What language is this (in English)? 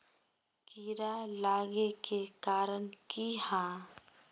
Magahi